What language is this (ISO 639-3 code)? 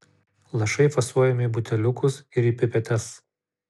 lit